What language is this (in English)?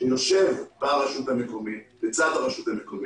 Hebrew